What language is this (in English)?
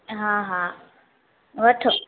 Sindhi